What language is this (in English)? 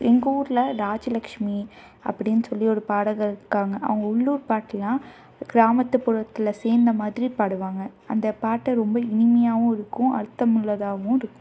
Tamil